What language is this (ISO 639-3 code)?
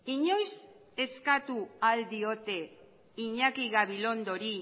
eus